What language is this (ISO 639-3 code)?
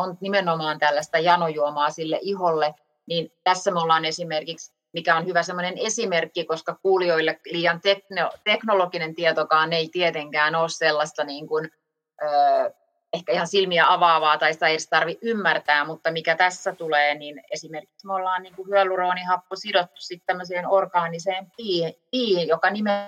fin